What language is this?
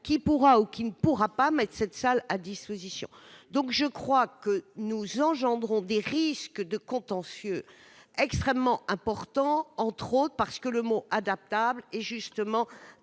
French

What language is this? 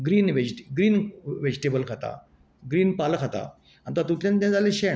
Konkani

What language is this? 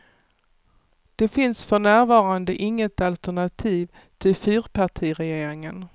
Swedish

